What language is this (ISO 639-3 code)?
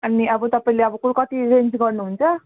nep